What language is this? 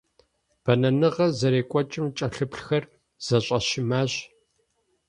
Kabardian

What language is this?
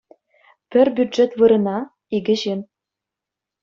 Chuvash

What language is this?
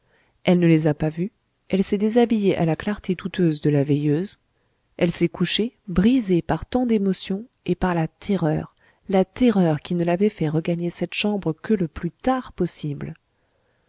French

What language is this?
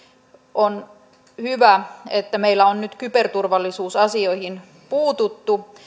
Finnish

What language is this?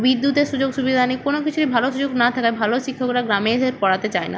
Bangla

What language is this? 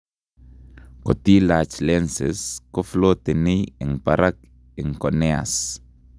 Kalenjin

